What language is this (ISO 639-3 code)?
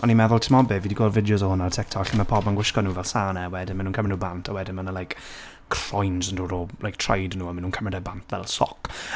cym